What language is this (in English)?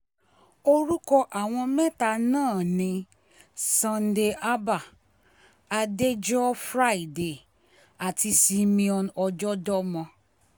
Yoruba